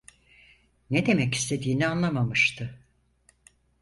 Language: Turkish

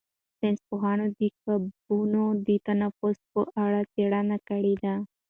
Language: Pashto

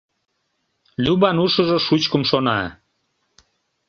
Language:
Mari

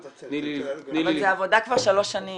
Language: Hebrew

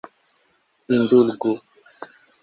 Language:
Esperanto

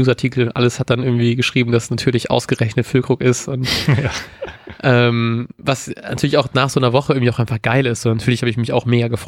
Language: German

